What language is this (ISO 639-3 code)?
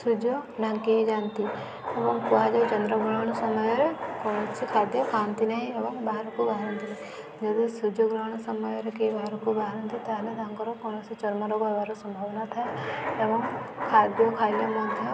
ori